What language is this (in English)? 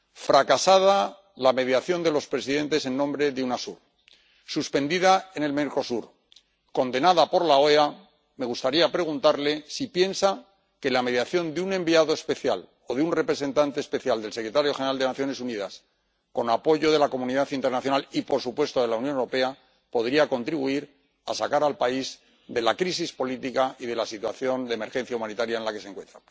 Spanish